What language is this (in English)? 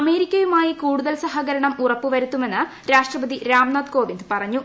Malayalam